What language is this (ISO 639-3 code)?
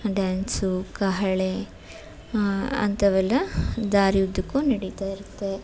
kan